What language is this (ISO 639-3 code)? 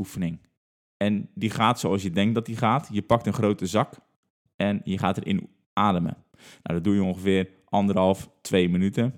nld